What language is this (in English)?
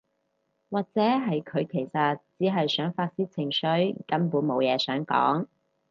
Cantonese